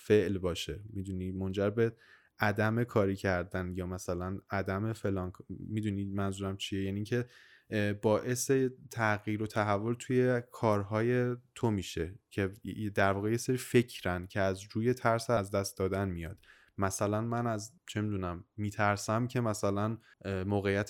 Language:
Persian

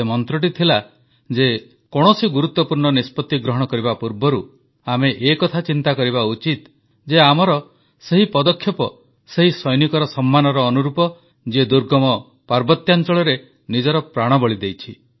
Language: Odia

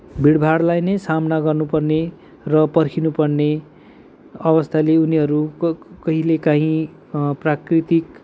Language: Nepali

